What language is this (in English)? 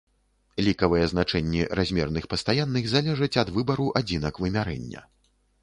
Belarusian